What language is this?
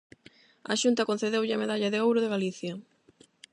Galician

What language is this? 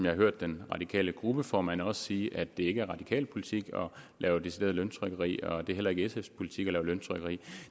Danish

